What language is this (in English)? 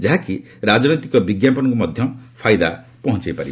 Odia